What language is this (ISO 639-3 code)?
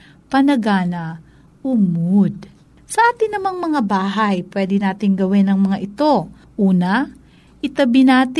fil